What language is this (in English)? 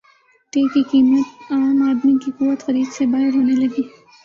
Urdu